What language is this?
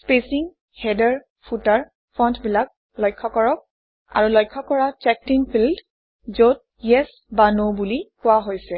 Assamese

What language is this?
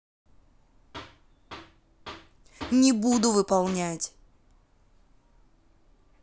Russian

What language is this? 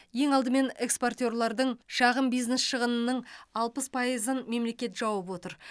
Kazakh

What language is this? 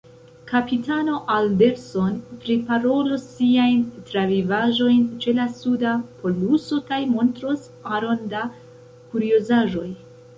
Esperanto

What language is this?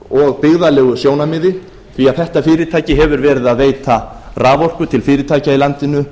Icelandic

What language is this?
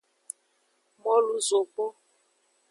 Aja (Benin)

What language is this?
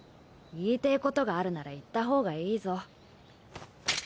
Japanese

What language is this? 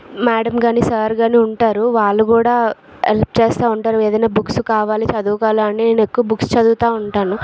Telugu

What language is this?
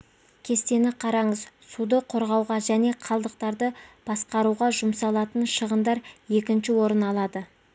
Kazakh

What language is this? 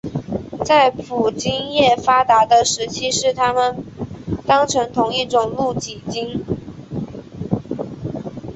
Chinese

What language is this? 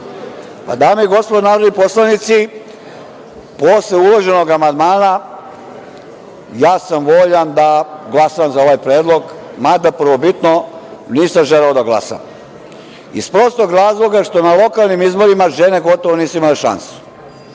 Serbian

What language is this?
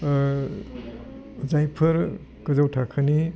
Bodo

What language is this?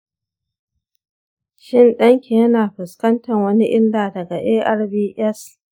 Hausa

